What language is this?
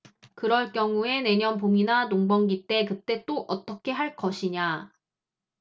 Korean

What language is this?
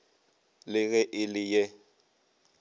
Northern Sotho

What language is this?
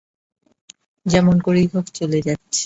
Bangla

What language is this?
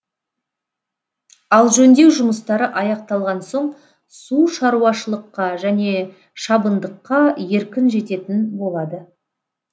Kazakh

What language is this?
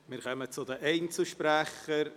Swiss German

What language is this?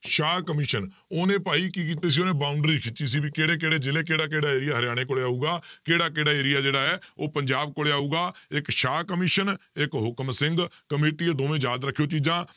Punjabi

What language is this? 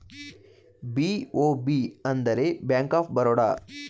Kannada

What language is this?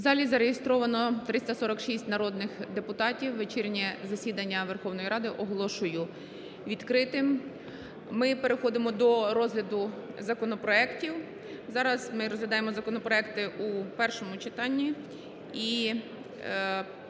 Ukrainian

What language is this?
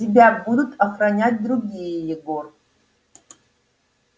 Russian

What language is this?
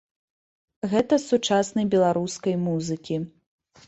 Belarusian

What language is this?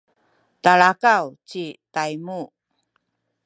Sakizaya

